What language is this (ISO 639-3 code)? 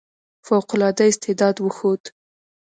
pus